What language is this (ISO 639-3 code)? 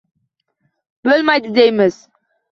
uzb